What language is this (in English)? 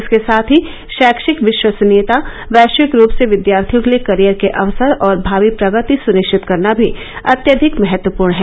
Hindi